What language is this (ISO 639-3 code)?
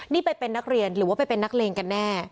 tha